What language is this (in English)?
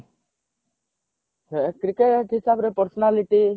Odia